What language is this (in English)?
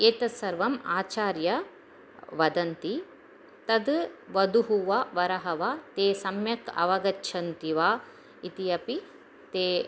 Sanskrit